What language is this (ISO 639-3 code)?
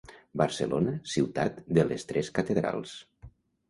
cat